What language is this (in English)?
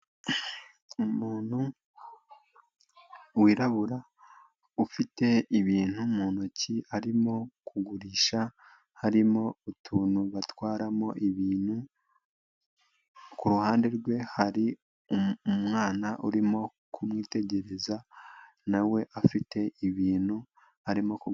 Kinyarwanda